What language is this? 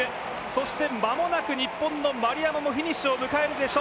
Japanese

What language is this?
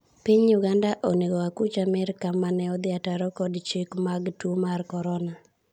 Luo (Kenya and Tanzania)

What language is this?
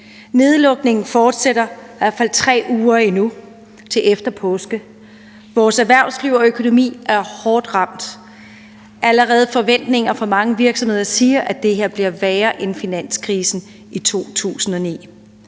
Danish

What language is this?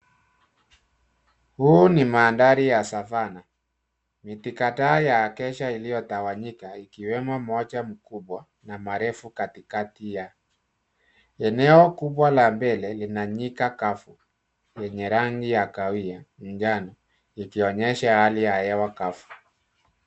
Swahili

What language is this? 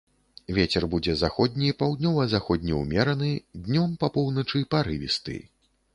Belarusian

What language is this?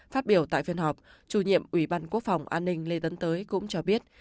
Vietnamese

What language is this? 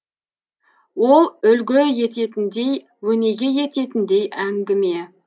Kazakh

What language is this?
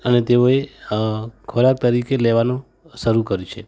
Gujarati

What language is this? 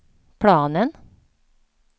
Swedish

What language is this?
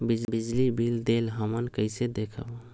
Magahi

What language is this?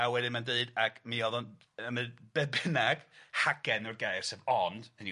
Welsh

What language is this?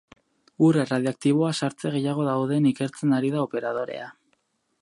Basque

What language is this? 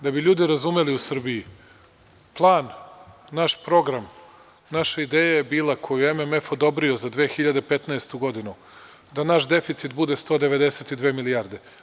Serbian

